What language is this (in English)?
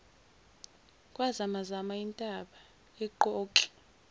Zulu